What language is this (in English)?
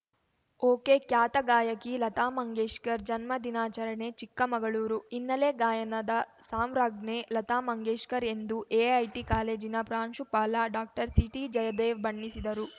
Kannada